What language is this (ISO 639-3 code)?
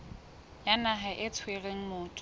sot